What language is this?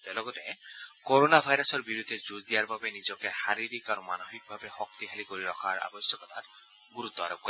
Assamese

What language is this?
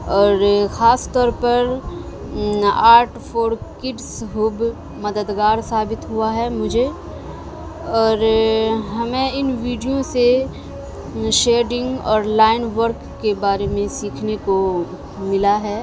Urdu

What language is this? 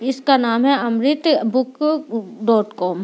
Hindi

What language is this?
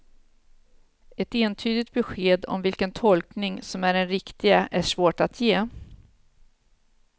Swedish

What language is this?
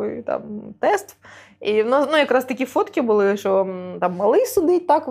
Ukrainian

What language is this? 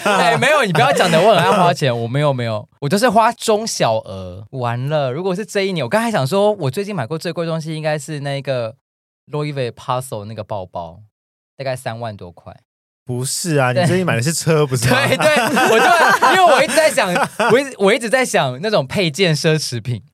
Chinese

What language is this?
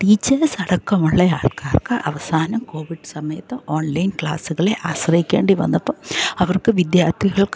Malayalam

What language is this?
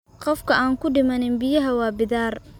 Somali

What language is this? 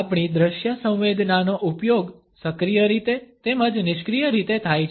Gujarati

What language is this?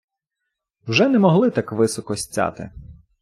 Ukrainian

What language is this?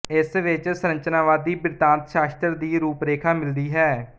Punjabi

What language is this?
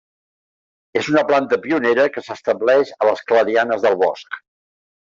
Catalan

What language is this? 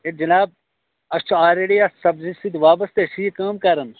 Kashmiri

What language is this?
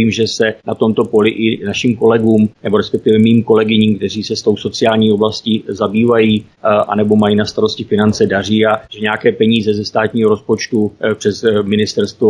Czech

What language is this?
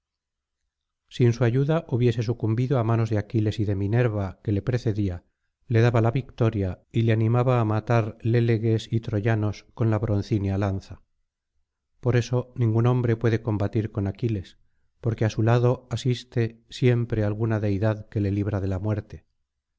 Spanish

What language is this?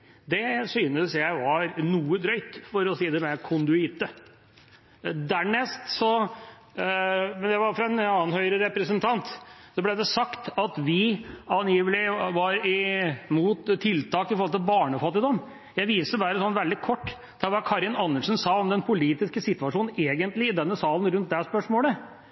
Norwegian Bokmål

